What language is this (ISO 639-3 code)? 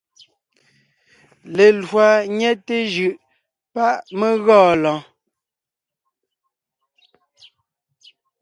nnh